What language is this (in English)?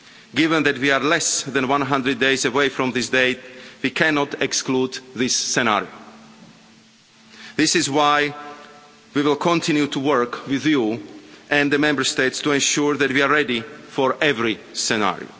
English